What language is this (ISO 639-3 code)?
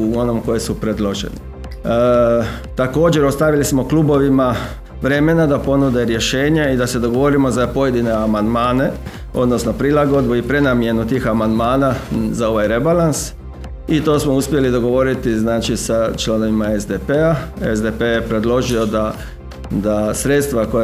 hrv